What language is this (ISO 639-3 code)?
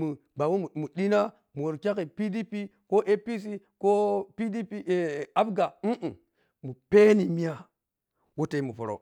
piy